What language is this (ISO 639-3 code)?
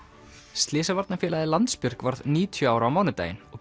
isl